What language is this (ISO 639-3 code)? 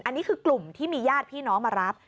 tha